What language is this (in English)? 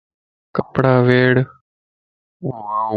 Lasi